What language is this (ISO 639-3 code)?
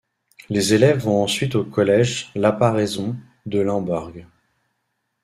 fra